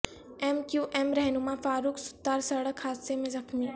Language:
Urdu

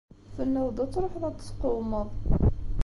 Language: Kabyle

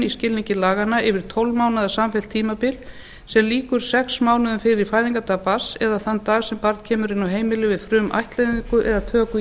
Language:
Icelandic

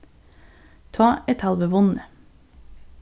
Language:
Faroese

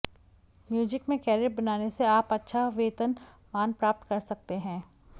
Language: Hindi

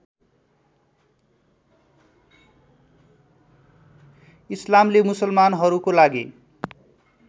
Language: Nepali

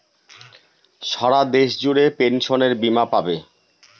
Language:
Bangla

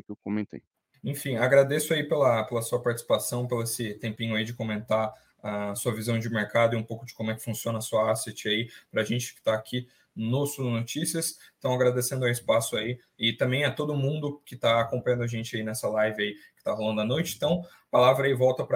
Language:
Portuguese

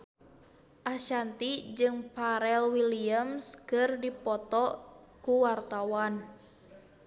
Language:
Sundanese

